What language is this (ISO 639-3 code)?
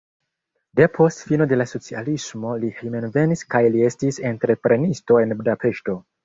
epo